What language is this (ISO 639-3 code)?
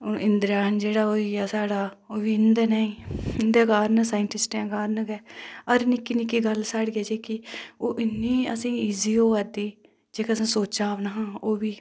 doi